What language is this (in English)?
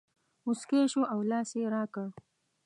Pashto